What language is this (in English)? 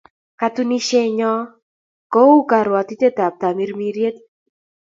Kalenjin